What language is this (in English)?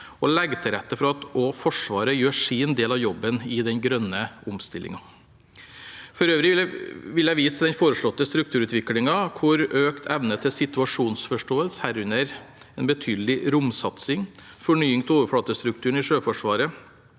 Norwegian